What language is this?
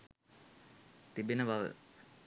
Sinhala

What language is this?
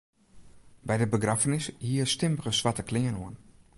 Western Frisian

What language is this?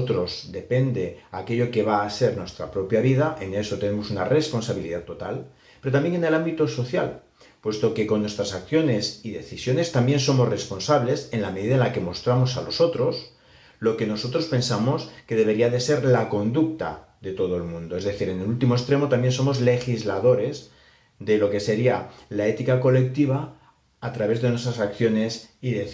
Spanish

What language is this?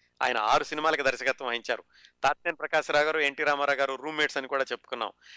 Telugu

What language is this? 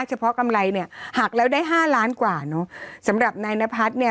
Thai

